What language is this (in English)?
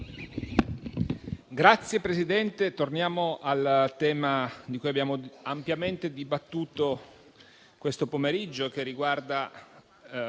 Italian